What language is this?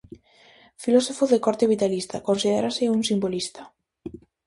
Galician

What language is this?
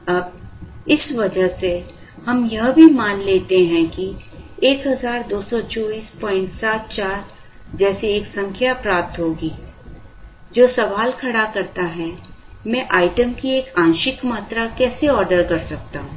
Hindi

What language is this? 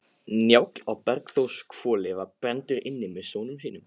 Icelandic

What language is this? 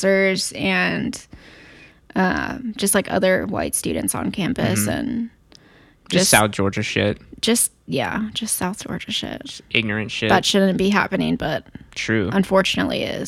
English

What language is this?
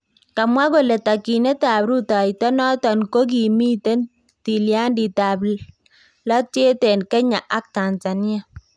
Kalenjin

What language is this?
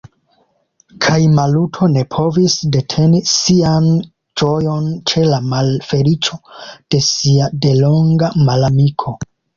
Esperanto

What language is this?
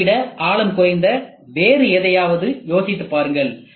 Tamil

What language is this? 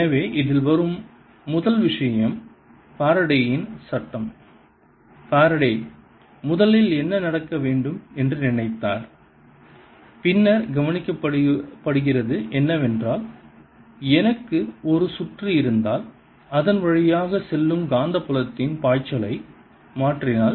Tamil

